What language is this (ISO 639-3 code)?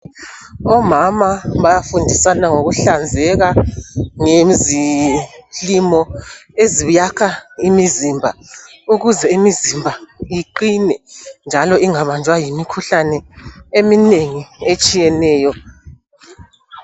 nde